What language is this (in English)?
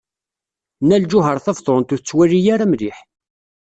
Kabyle